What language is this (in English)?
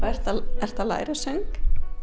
Icelandic